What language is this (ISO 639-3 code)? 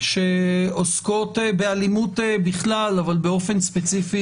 heb